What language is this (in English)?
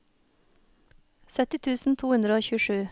Norwegian